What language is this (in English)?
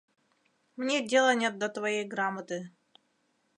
Mari